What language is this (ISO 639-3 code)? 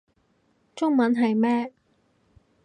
yue